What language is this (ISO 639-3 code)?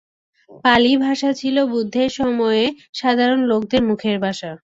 ben